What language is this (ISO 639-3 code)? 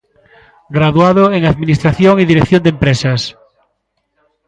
glg